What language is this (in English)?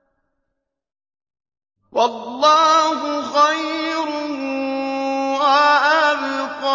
Arabic